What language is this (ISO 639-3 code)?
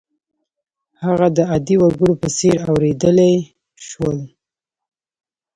pus